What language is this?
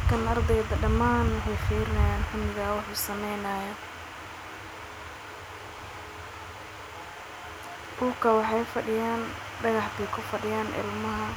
Somali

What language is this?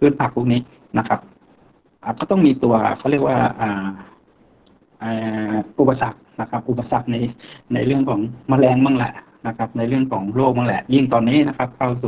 Thai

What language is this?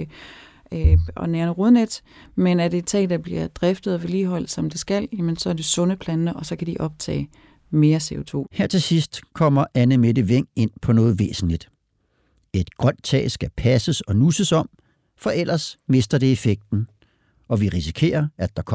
Danish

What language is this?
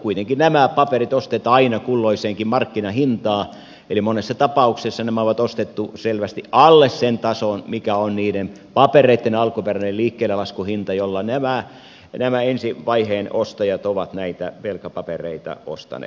Finnish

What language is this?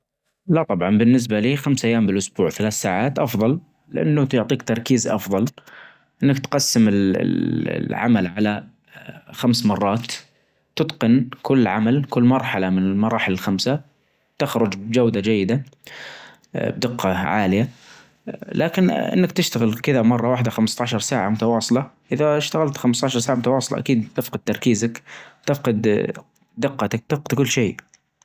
Najdi Arabic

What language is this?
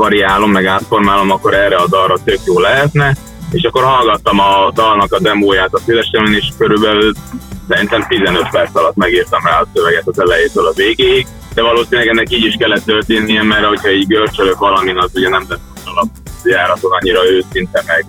Hungarian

